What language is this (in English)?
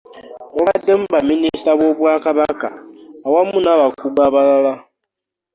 Ganda